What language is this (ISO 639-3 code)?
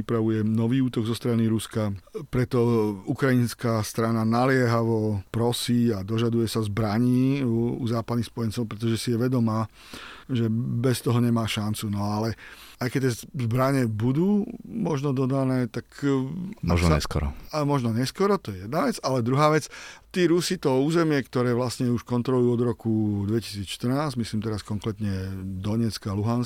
slk